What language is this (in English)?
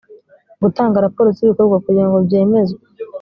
Kinyarwanda